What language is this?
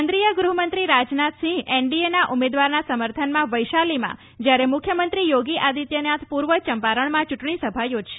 Gujarati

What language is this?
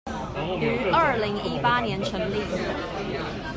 Chinese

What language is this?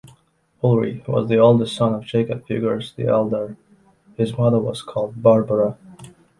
English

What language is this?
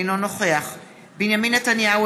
Hebrew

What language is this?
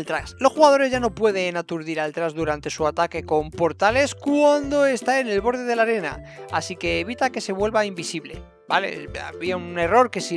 Spanish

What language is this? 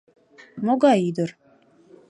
Mari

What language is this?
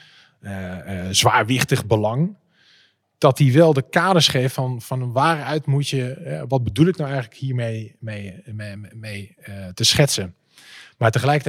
Dutch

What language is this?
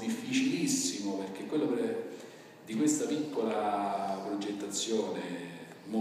Italian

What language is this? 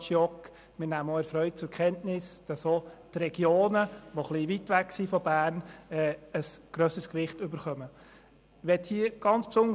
Swiss German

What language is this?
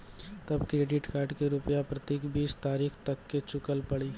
Maithili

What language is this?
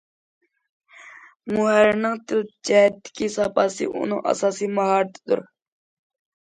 Uyghur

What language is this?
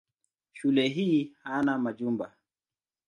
Swahili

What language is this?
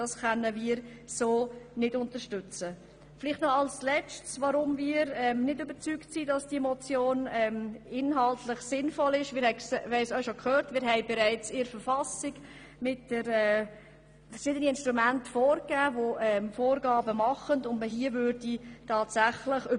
Swiss German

